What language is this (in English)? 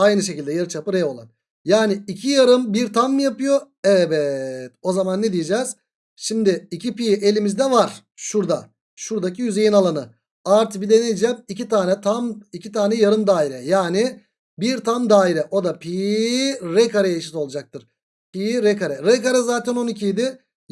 Turkish